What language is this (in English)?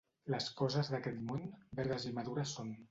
Catalan